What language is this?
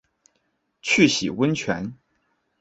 Chinese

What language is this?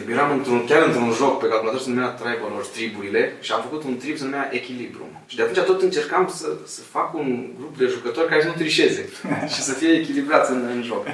Romanian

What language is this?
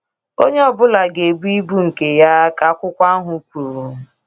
Igbo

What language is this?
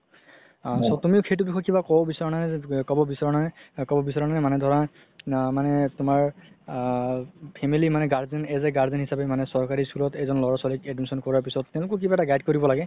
Assamese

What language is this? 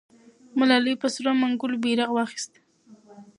Pashto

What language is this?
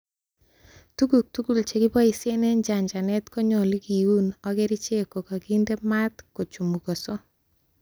Kalenjin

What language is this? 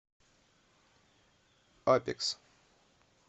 Russian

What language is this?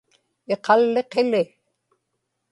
Inupiaq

